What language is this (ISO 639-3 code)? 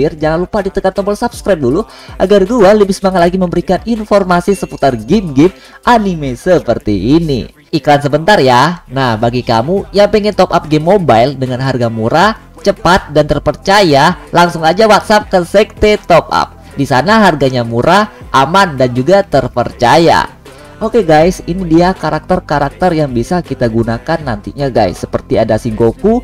ind